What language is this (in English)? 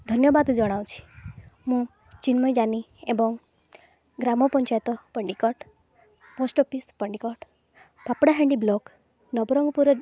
Odia